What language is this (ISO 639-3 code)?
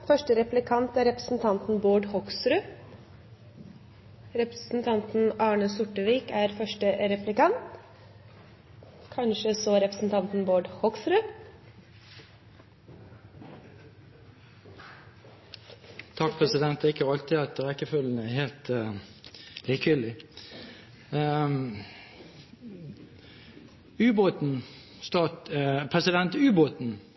nor